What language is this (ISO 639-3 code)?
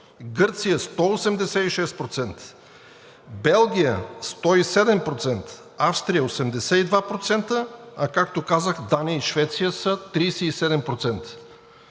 bul